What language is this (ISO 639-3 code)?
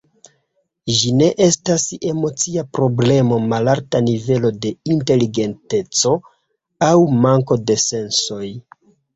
epo